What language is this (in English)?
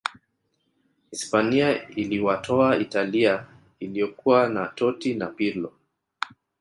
Swahili